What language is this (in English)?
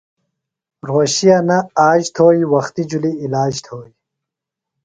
Phalura